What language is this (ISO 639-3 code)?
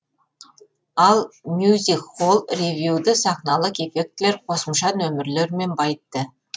kaz